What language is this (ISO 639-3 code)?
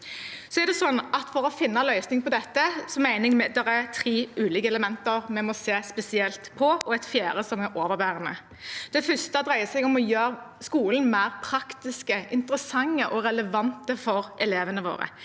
nor